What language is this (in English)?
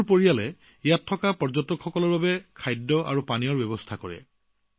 Assamese